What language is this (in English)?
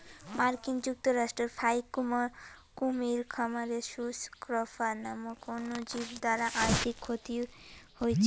Bangla